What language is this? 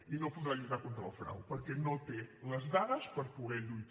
Catalan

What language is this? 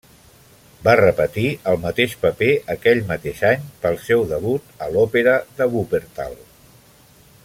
Catalan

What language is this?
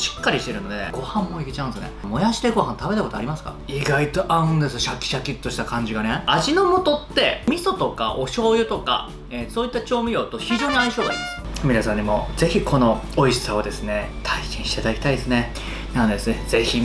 Japanese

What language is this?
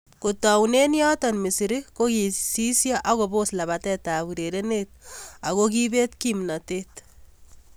Kalenjin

